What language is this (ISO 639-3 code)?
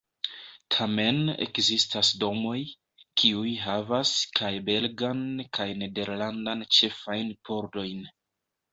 epo